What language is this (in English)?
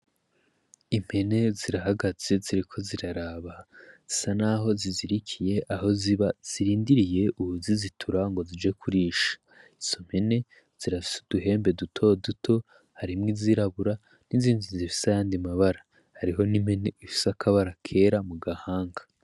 Rundi